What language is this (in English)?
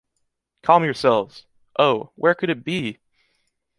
English